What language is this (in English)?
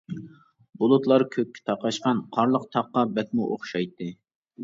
Uyghur